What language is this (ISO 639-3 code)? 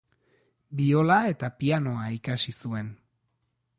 eus